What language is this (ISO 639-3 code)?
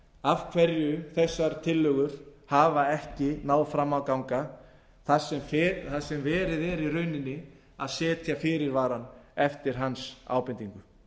isl